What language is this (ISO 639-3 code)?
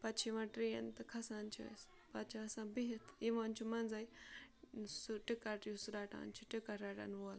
kas